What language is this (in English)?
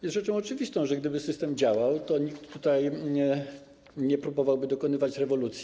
Polish